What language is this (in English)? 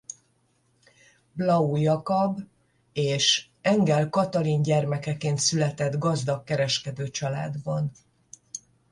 Hungarian